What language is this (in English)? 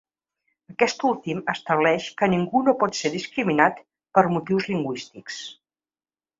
Catalan